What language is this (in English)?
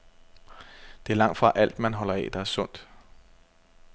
Danish